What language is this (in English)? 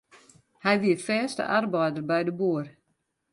Western Frisian